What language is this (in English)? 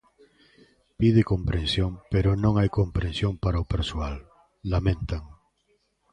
Galician